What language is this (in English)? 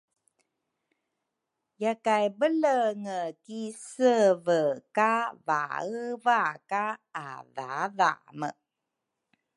Rukai